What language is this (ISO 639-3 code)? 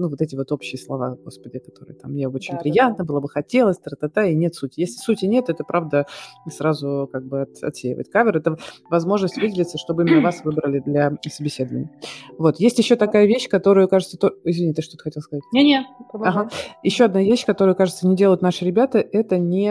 rus